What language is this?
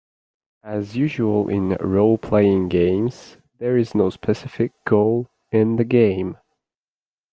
English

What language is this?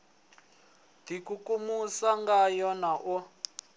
Venda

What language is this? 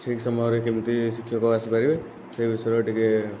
Odia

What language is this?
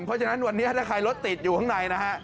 Thai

